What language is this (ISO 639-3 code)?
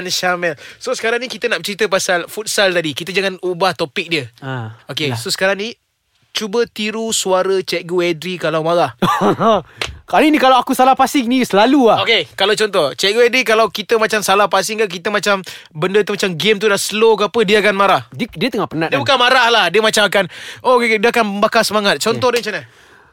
msa